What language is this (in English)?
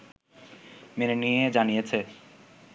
Bangla